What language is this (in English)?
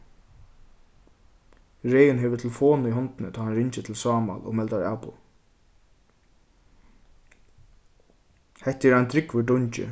Faroese